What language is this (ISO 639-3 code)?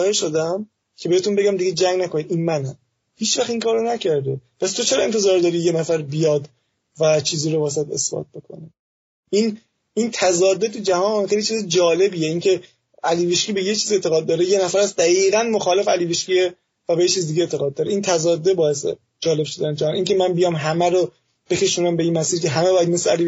fas